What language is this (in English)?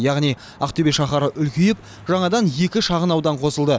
Kazakh